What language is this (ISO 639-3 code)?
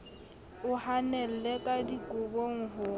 sot